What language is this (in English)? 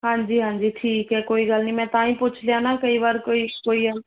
Punjabi